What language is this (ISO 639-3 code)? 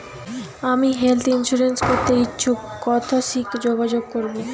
ben